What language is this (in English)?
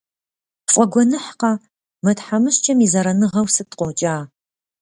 Kabardian